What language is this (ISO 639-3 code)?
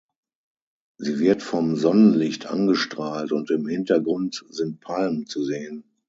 deu